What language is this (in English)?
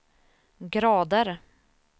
Swedish